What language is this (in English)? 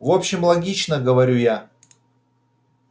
Russian